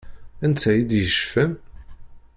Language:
Kabyle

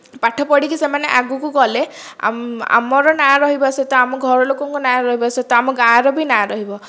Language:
Odia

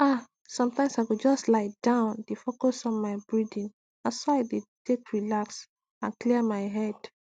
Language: Nigerian Pidgin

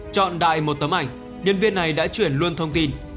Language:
Vietnamese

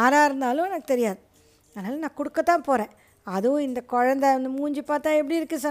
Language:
Tamil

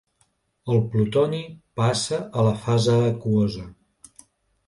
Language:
Catalan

